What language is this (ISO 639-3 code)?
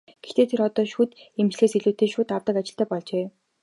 mon